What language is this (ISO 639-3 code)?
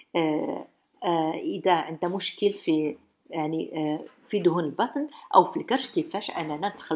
ara